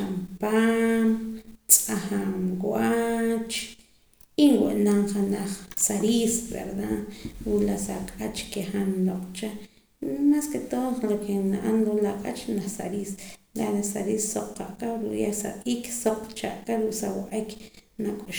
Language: Poqomam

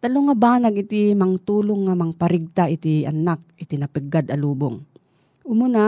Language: Filipino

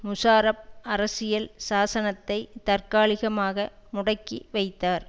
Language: Tamil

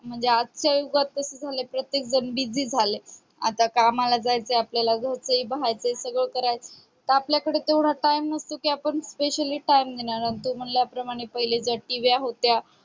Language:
Marathi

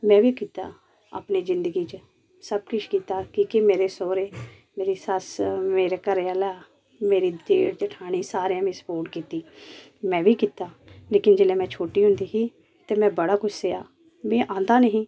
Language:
Dogri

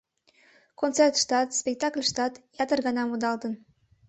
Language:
Mari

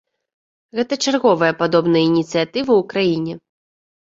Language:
Belarusian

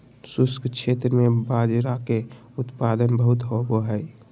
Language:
Magahi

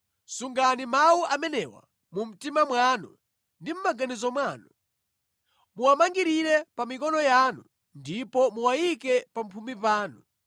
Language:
Nyanja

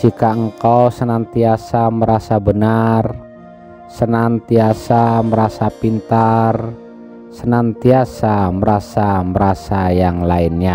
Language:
Indonesian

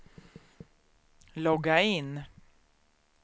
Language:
Swedish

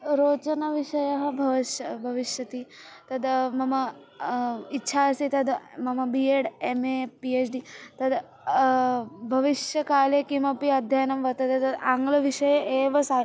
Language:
Sanskrit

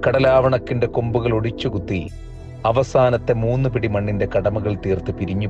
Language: Malayalam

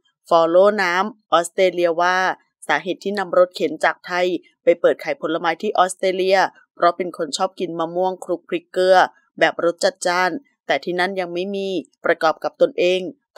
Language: Thai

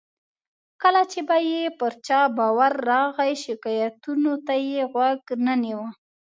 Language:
Pashto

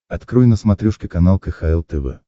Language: Russian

